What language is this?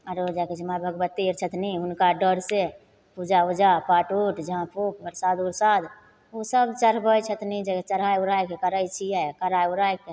Maithili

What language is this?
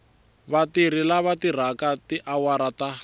Tsonga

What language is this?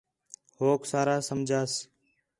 Khetrani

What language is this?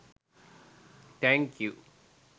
Sinhala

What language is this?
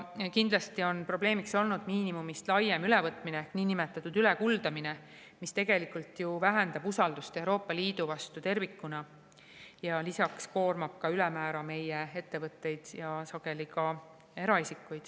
Estonian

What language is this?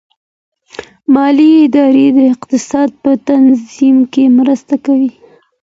Pashto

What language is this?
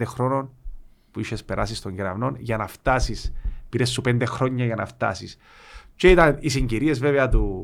Greek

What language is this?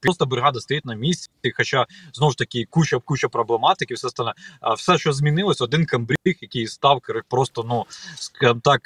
Ukrainian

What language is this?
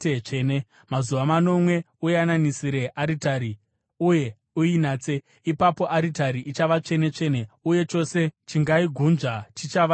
Shona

